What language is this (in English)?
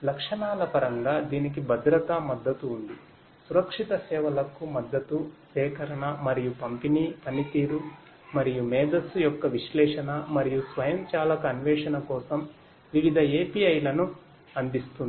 Telugu